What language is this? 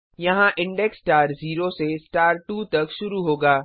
Hindi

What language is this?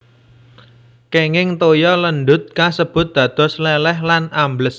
Javanese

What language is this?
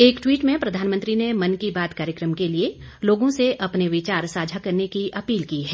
Hindi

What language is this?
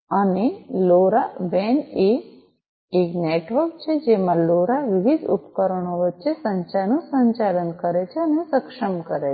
Gujarati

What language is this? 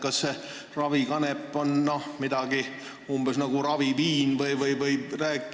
Estonian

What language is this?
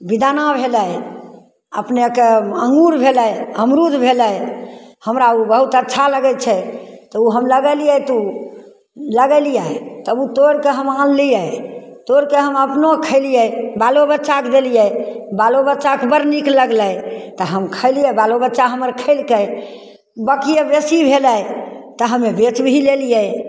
Maithili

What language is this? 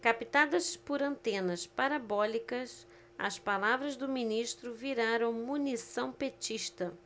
Portuguese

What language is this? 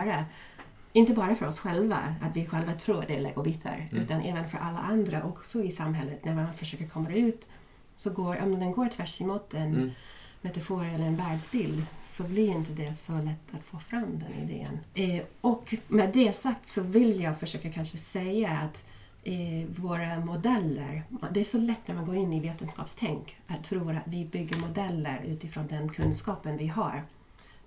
Swedish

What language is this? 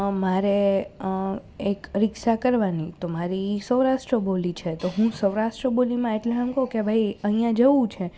Gujarati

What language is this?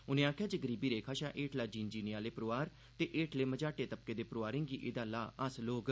Dogri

